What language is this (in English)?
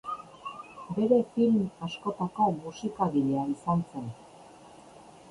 Basque